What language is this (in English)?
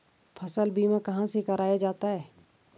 Hindi